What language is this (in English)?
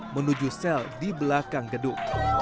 Indonesian